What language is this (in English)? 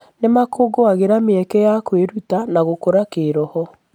Kikuyu